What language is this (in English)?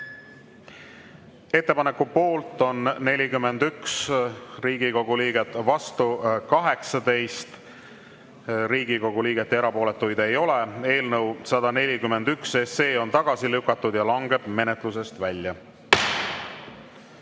Estonian